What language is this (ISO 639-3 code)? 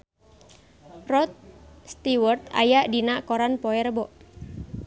sun